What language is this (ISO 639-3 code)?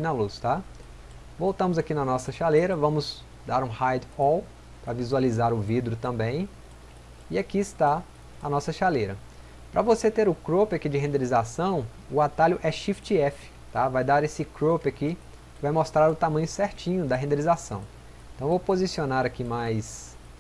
por